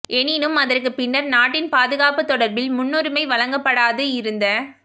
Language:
Tamil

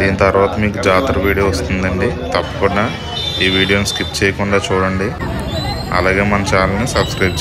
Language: Telugu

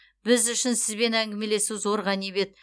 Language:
Kazakh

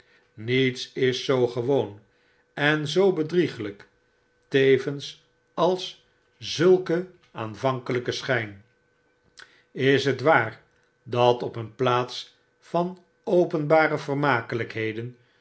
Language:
Dutch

